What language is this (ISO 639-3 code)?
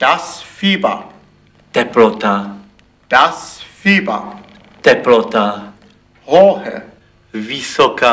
ces